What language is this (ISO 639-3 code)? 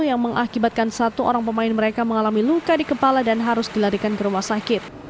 ind